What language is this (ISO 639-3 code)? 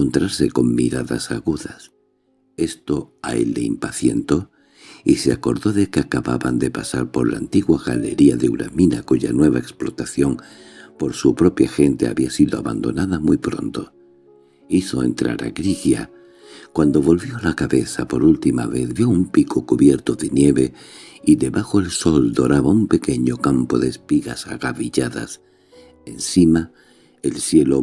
spa